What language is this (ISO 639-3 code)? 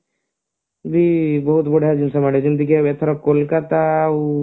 ori